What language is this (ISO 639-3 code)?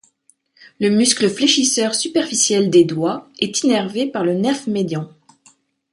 fra